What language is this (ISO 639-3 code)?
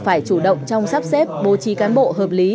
vie